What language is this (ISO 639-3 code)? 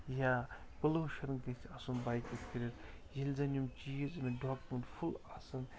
kas